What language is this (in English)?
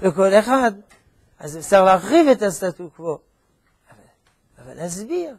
Hebrew